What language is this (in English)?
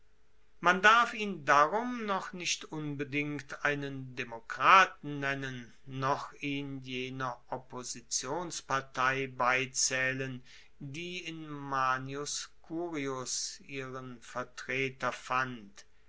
German